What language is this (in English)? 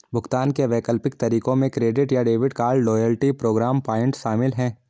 Hindi